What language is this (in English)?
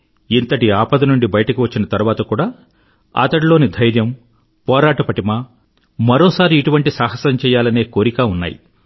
Telugu